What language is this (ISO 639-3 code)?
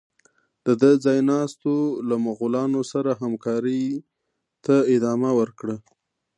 pus